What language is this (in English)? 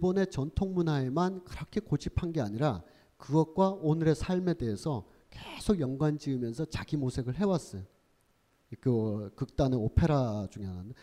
Korean